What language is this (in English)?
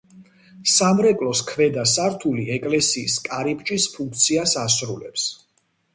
Georgian